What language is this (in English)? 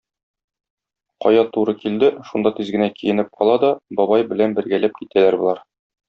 Tatar